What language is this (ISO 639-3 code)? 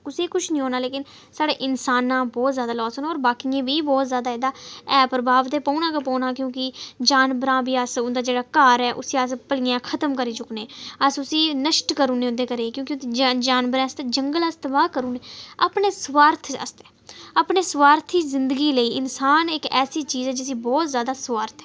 doi